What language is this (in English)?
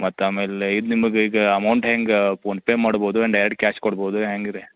Kannada